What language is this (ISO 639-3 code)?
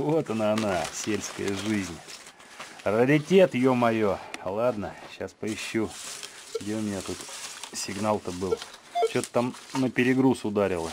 rus